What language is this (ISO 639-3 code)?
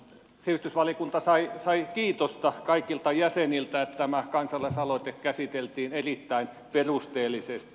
fin